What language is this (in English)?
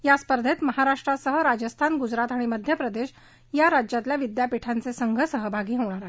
Marathi